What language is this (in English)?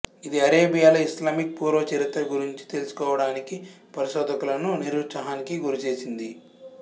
Telugu